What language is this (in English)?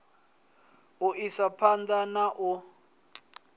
Venda